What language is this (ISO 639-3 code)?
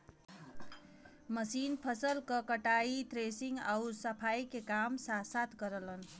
bho